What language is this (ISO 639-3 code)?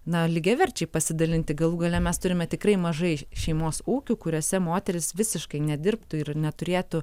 lit